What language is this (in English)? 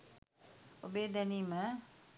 Sinhala